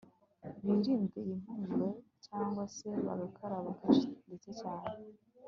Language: Kinyarwanda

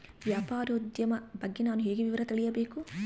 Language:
Kannada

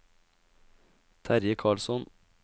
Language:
Norwegian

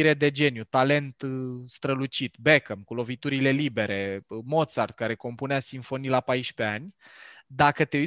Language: Romanian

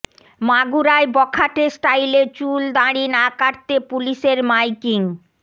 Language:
Bangla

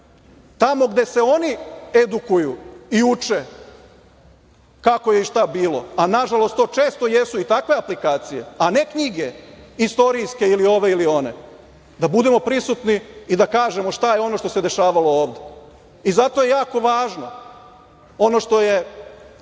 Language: Serbian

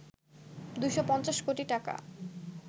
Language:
Bangla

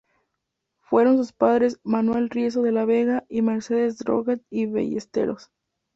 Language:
Spanish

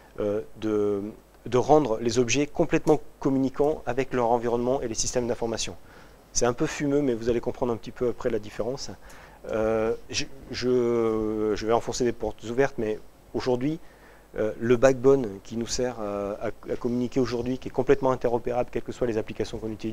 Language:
French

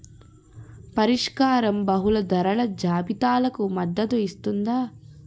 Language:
Telugu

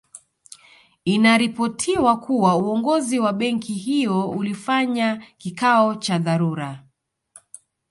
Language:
Swahili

